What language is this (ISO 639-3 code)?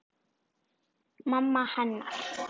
isl